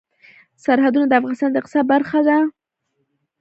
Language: Pashto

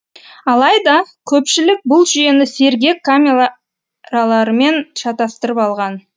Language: Kazakh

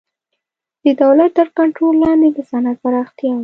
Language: Pashto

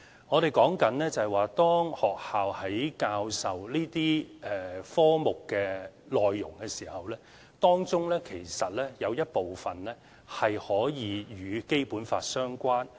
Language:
Cantonese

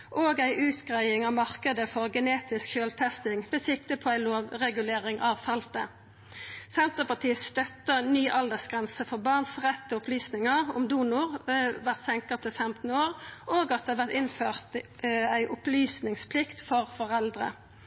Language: Norwegian Nynorsk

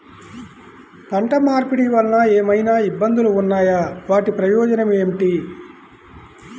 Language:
Telugu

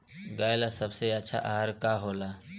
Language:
Bhojpuri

